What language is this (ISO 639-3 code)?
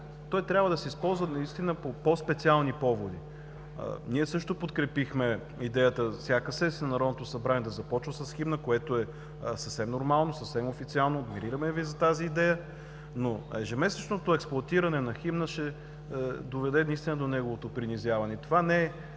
bul